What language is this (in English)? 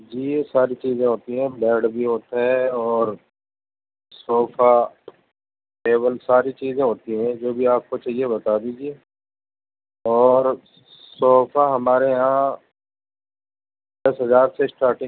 Urdu